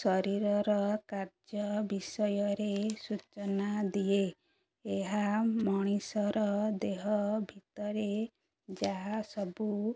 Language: Odia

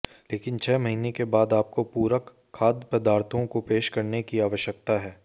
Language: Hindi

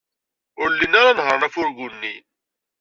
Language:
Kabyle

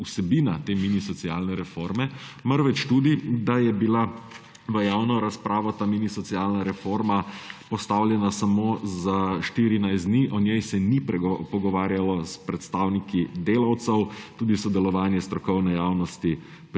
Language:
Slovenian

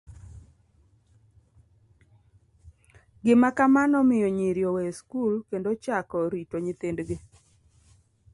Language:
Luo (Kenya and Tanzania)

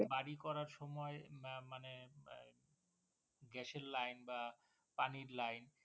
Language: Bangla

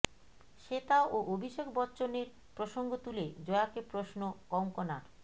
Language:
Bangla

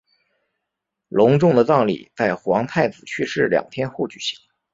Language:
Chinese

